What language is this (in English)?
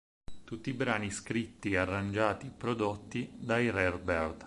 Italian